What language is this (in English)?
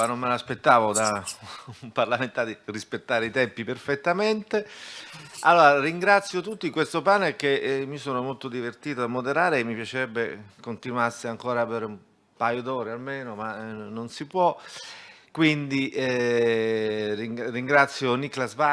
Italian